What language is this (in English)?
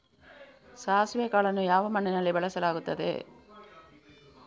Kannada